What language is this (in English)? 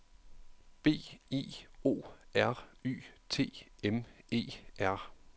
Danish